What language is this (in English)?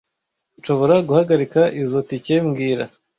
Kinyarwanda